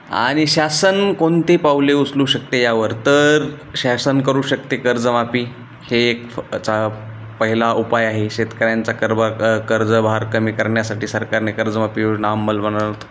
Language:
Marathi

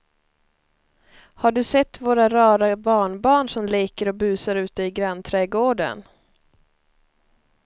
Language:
Swedish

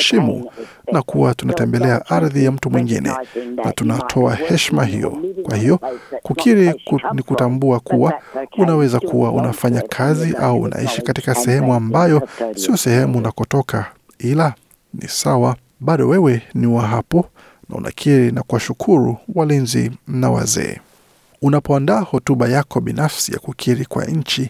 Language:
Swahili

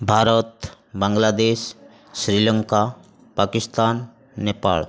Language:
Odia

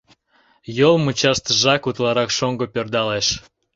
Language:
Mari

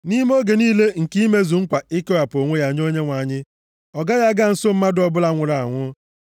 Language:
Igbo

